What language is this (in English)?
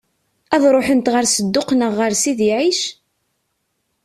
Kabyle